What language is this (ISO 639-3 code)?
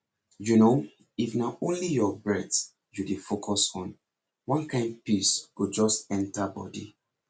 pcm